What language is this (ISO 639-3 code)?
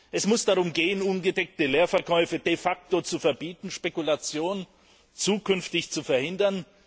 deu